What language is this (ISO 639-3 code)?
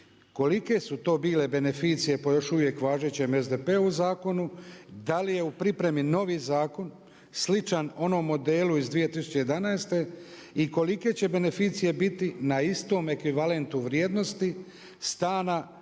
hrv